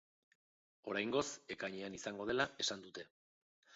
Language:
Basque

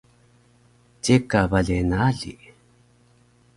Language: Taroko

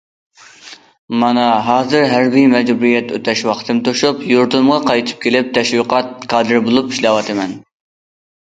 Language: Uyghur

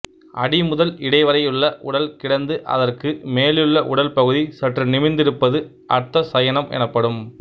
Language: Tamil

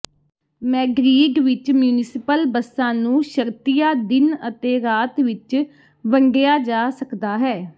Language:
Punjabi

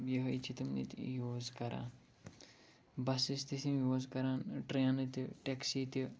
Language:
Kashmiri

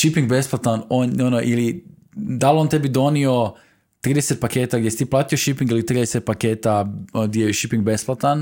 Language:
Croatian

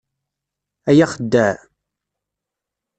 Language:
Kabyle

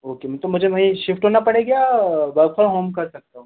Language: Hindi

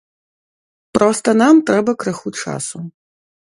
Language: Belarusian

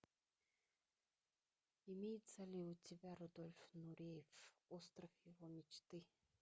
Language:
Russian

